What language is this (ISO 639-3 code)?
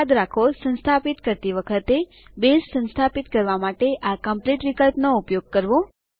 guj